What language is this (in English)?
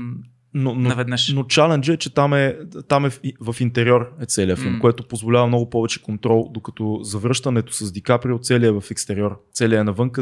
Bulgarian